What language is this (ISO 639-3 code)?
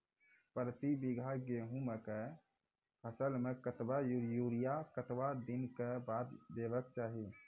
mai